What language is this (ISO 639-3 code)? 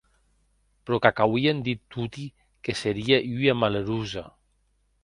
oci